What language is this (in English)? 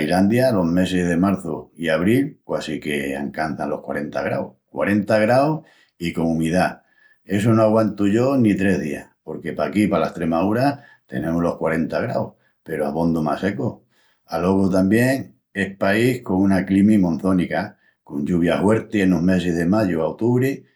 Extremaduran